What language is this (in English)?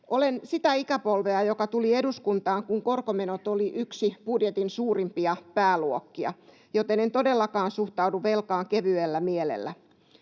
Finnish